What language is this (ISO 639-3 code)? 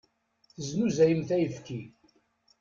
kab